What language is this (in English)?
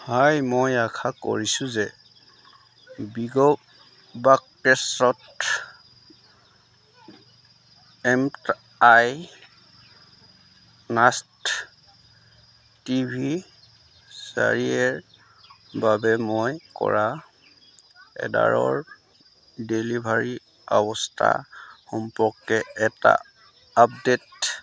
Assamese